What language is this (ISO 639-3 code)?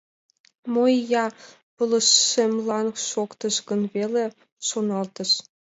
chm